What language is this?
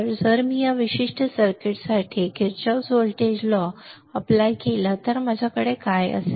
Marathi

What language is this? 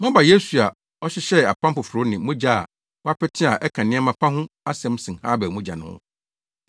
Akan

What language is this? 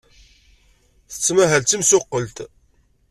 Kabyle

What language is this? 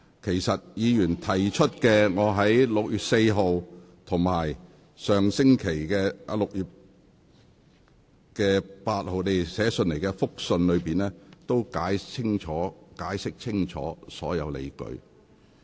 Cantonese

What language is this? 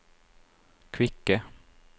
Norwegian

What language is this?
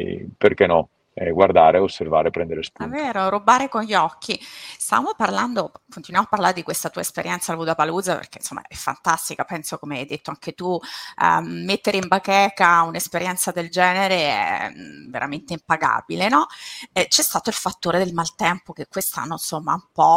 Italian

